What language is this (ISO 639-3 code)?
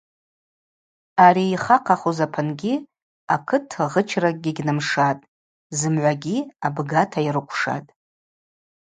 abq